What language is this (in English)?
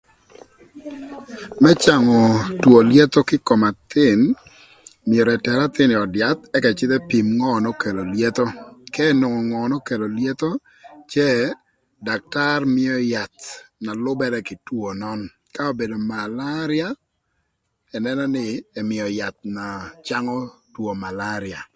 Thur